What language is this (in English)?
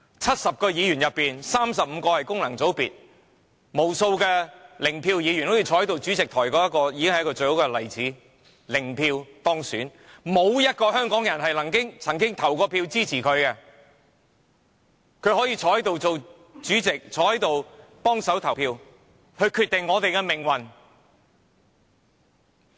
Cantonese